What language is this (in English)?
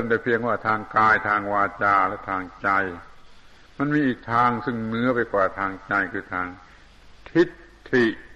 Thai